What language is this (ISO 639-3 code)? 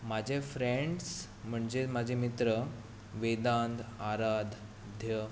kok